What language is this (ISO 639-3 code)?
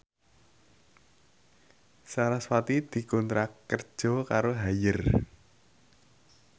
jav